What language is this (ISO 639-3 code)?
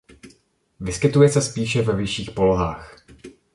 ces